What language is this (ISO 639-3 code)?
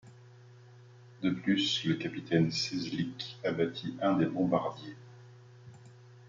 fra